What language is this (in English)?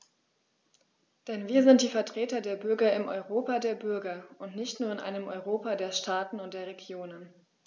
German